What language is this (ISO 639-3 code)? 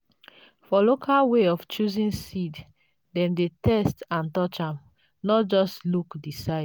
pcm